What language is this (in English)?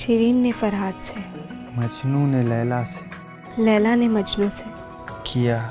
Hindi